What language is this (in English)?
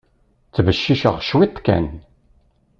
Kabyle